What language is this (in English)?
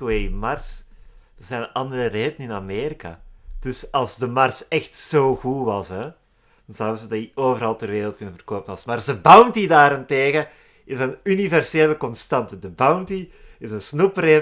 Dutch